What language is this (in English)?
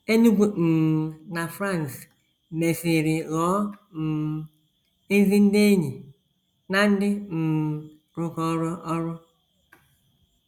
Igbo